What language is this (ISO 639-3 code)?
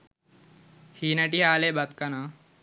sin